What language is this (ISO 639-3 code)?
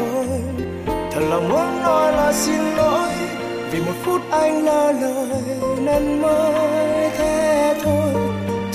vie